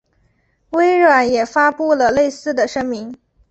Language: Chinese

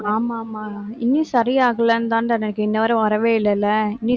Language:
Tamil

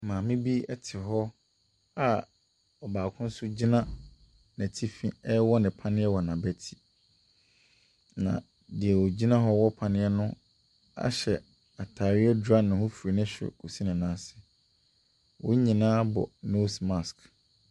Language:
Akan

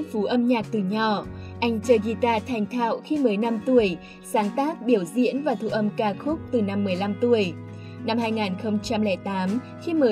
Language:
Vietnamese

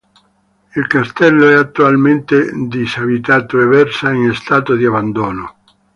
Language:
Italian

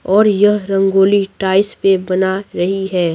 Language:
Hindi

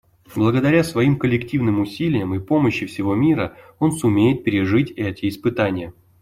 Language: Russian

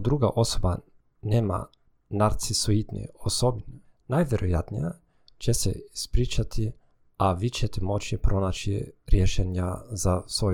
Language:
Croatian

